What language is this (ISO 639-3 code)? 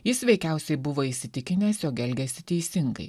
lit